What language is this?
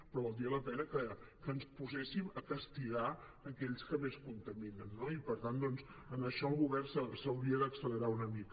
Catalan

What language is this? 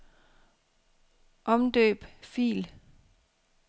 Danish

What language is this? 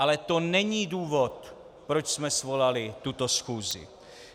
Czech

